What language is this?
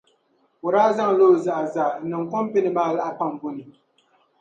Dagbani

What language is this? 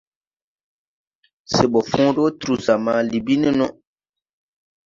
Tupuri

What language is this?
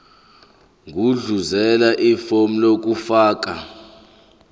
Zulu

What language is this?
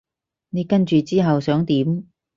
Cantonese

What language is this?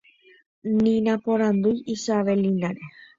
Guarani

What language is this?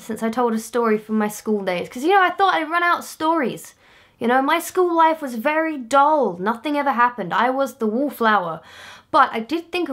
English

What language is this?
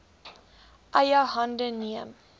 Afrikaans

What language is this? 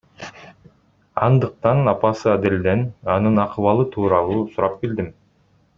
Kyrgyz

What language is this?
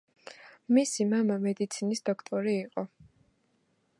Georgian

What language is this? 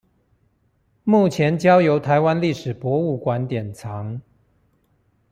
Chinese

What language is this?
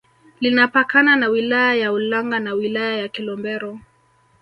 Swahili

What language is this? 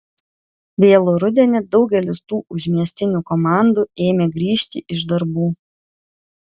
Lithuanian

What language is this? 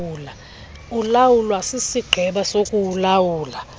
Xhosa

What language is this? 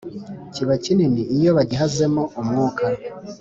Kinyarwanda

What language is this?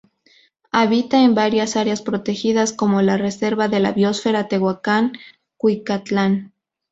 Spanish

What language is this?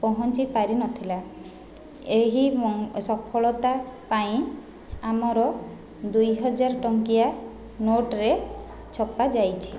Odia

